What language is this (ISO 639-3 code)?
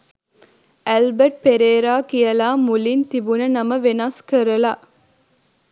sin